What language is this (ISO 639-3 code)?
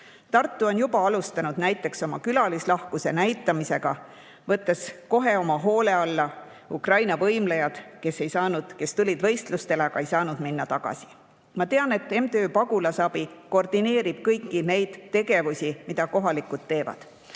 est